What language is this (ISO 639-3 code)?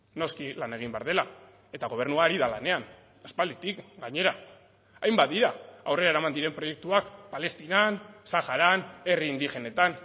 eus